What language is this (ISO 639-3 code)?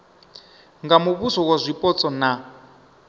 ven